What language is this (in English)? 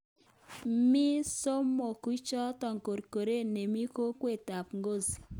Kalenjin